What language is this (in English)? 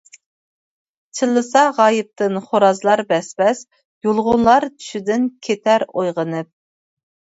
Uyghur